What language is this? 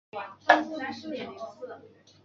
Chinese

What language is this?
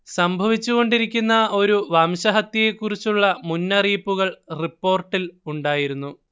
Malayalam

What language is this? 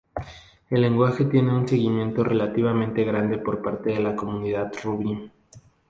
Spanish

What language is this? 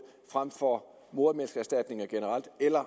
Danish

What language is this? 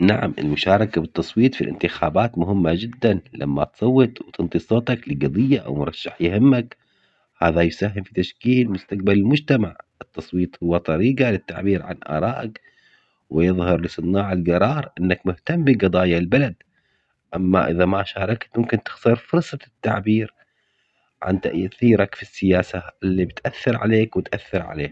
Omani Arabic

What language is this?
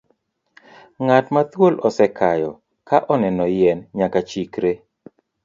Luo (Kenya and Tanzania)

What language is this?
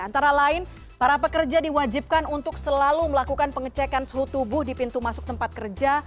Indonesian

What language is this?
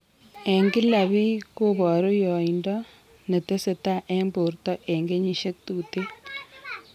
Kalenjin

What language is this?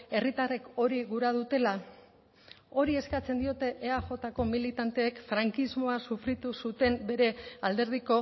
Basque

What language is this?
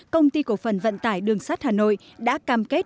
Vietnamese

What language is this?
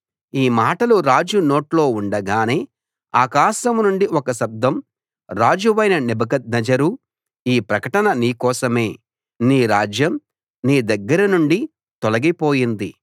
Telugu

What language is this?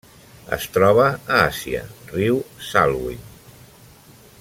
Catalan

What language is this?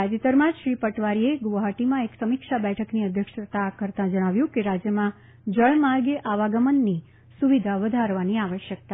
Gujarati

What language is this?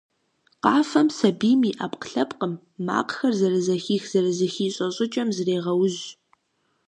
Kabardian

